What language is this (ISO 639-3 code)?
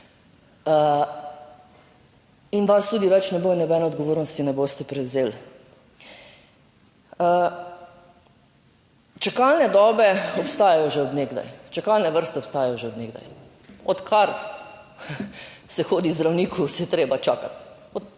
slv